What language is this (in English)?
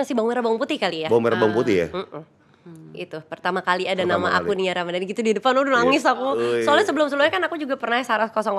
Indonesian